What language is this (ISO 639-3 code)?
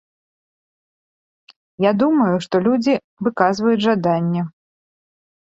bel